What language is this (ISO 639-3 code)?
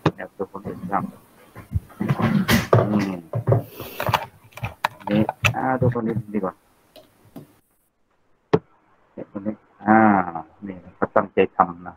tha